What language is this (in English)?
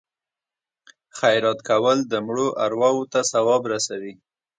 Pashto